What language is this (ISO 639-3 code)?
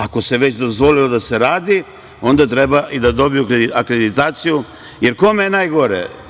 srp